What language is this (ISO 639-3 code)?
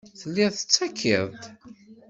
kab